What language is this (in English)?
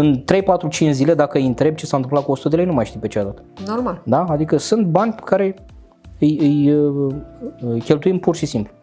Romanian